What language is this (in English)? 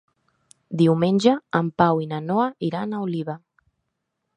Catalan